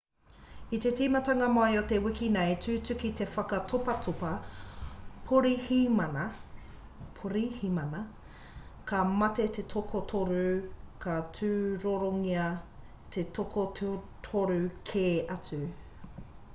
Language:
Māori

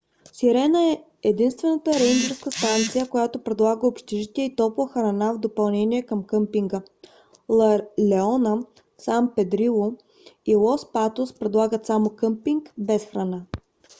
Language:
Bulgarian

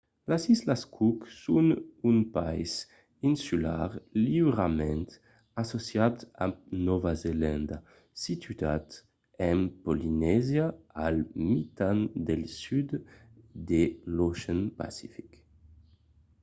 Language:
Occitan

